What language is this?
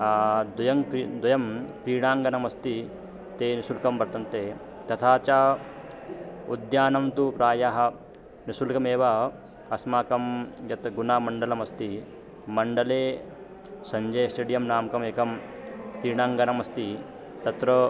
Sanskrit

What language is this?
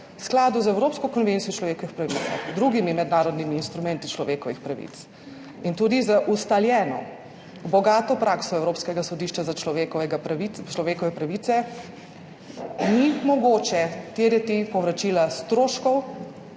Slovenian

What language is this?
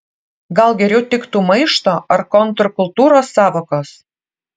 Lithuanian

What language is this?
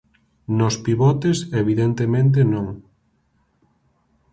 Galician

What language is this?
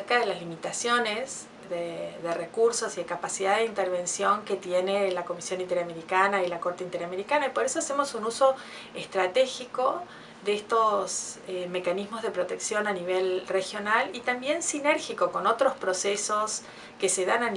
Spanish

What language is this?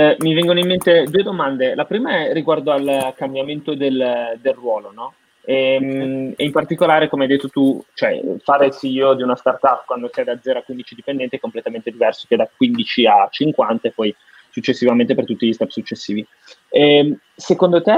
Italian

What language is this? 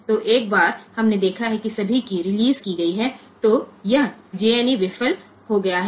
Gujarati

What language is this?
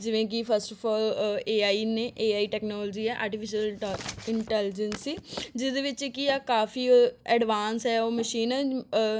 Punjabi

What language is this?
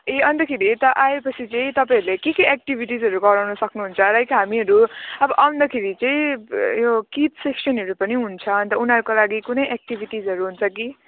Nepali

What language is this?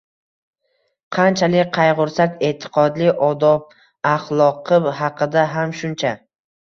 Uzbek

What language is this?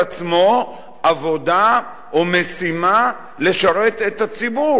Hebrew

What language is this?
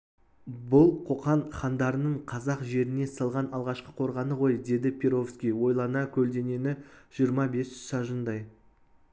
Kazakh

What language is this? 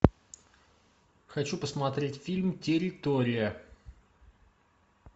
Russian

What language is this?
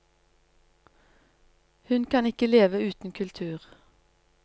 Norwegian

